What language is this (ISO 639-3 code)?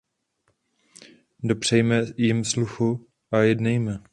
ces